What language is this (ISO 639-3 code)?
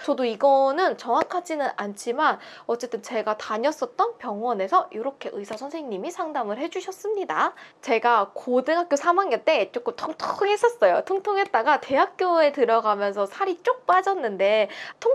kor